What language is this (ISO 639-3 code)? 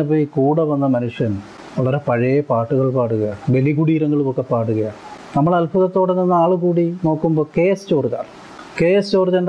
mal